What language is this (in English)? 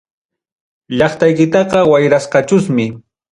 Ayacucho Quechua